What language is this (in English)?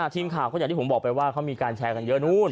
Thai